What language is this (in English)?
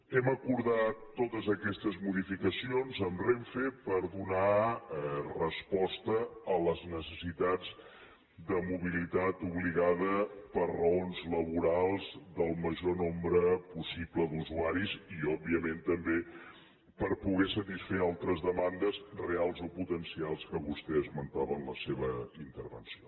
Catalan